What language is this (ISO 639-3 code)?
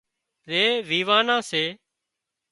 kxp